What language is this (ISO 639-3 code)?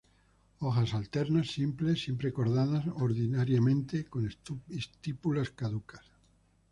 spa